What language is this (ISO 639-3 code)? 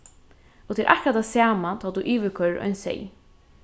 fao